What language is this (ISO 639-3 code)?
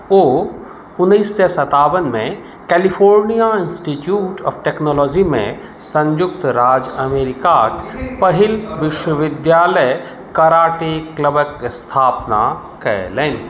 mai